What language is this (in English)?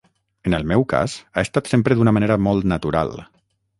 Catalan